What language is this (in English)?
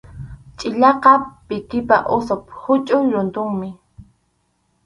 Arequipa-La Unión Quechua